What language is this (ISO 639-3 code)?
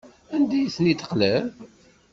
kab